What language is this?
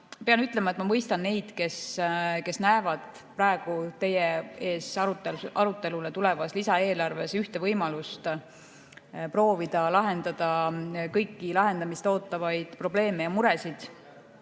Estonian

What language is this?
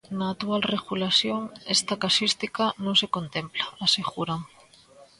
Galician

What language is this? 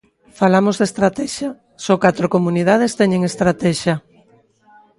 Galician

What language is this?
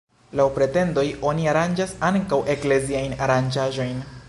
Esperanto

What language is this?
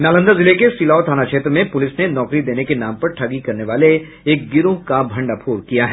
Hindi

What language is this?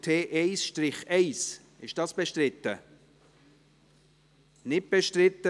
Swiss German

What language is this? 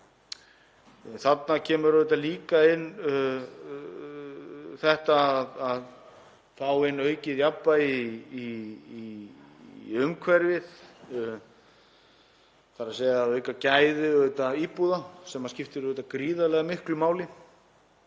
Icelandic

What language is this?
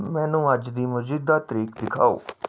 Punjabi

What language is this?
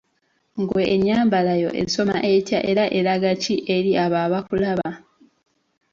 Ganda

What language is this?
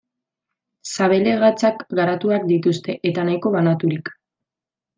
Basque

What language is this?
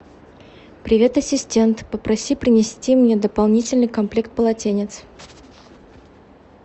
Russian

